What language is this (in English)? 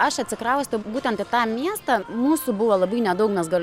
Lithuanian